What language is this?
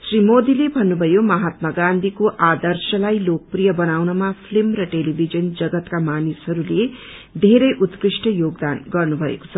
Nepali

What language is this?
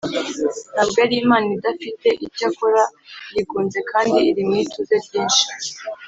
Kinyarwanda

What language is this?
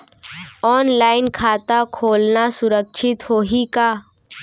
Chhattisgarhi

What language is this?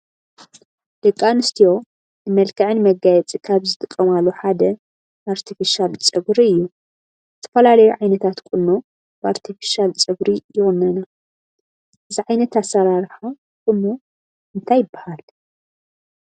Tigrinya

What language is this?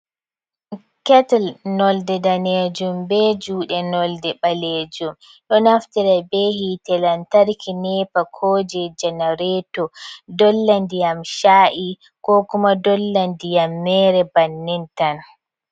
Fula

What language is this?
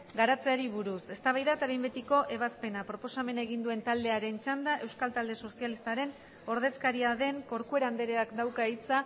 Basque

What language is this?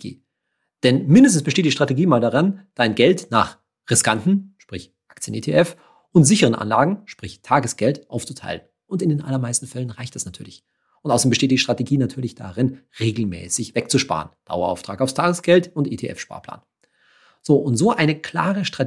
German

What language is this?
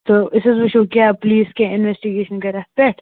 Kashmiri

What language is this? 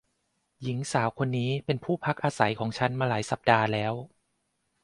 Thai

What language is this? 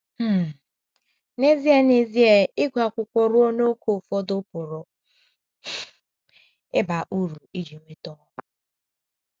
Igbo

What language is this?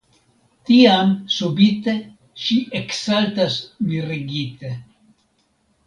Esperanto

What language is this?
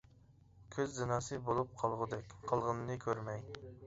Uyghur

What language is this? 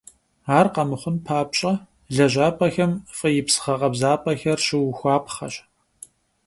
Kabardian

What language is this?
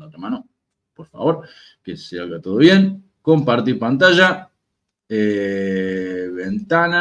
Spanish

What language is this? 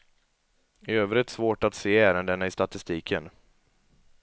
Swedish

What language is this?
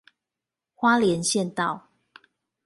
Chinese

